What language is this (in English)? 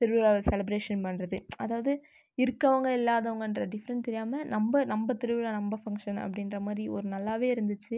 Tamil